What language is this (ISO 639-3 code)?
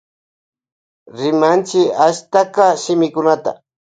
qvj